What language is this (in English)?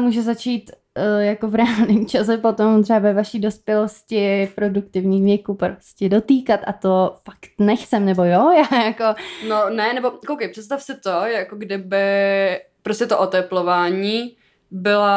Czech